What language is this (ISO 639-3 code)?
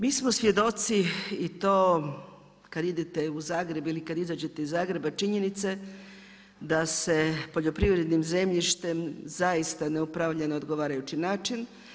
hrv